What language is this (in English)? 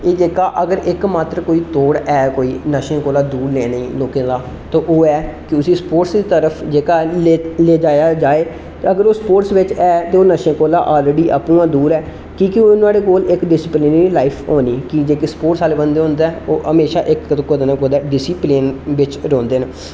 Dogri